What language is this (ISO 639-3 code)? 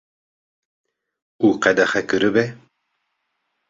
kur